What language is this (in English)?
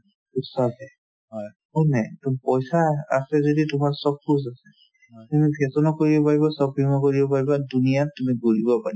Assamese